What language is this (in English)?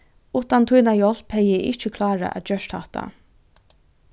Faroese